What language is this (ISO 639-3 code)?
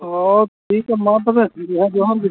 sat